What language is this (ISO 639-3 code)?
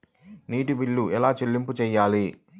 tel